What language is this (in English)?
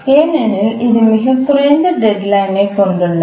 Tamil